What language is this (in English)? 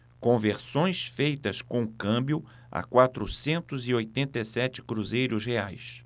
Portuguese